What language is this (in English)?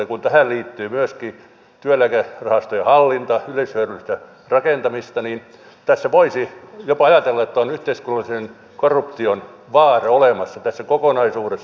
Finnish